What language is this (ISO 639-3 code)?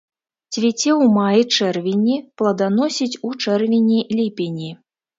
bel